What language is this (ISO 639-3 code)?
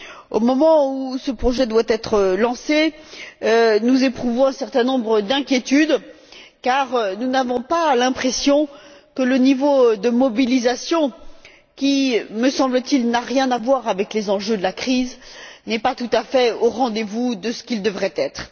fra